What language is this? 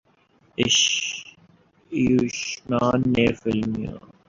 Urdu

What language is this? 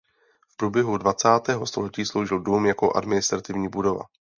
Czech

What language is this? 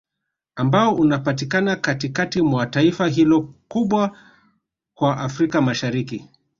Swahili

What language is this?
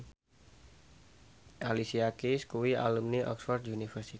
Javanese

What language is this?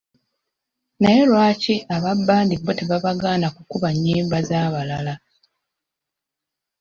Ganda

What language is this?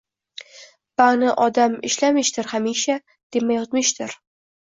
Uzbek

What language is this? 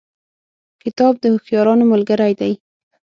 Pashto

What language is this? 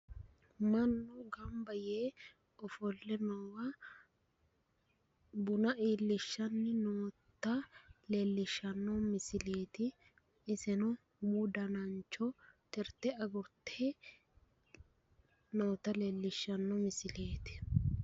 Sidamo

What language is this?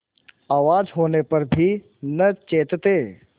Hindi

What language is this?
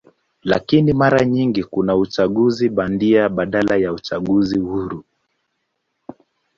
Swahili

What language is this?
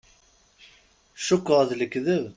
Kabyle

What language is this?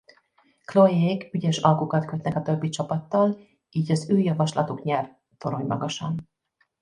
Hungarian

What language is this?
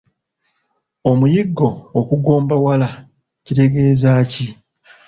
Ganda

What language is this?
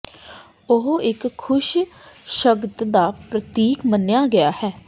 Punjabi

